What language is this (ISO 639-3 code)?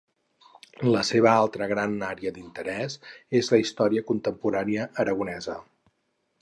cat